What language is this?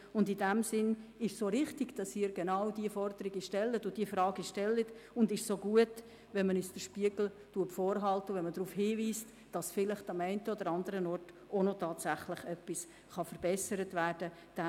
Swiss German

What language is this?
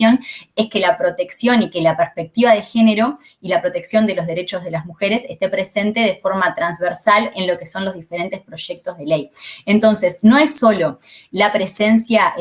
Spanish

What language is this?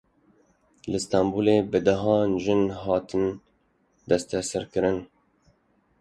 Kurdish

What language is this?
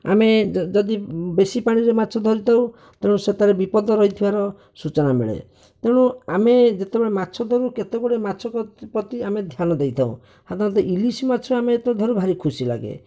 Odia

